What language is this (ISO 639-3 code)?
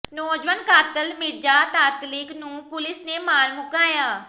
pan